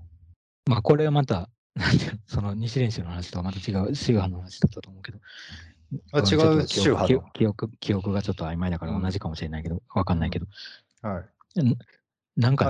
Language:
Japanese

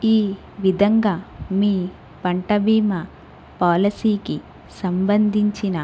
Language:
Telugu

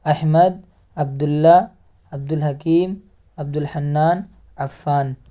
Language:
Urdu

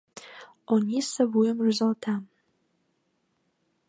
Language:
Mari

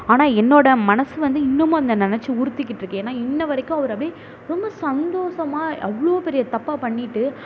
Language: Tamil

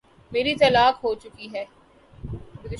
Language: Urdu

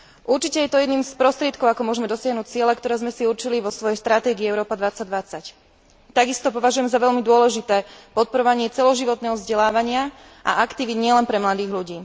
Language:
Slovak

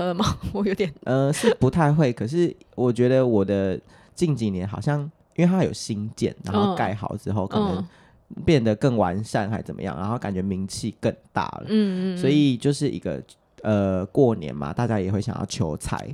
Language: Chinese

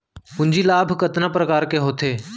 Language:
Chhattisgarhi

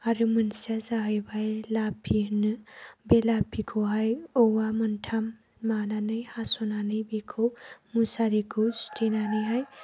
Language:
Bodo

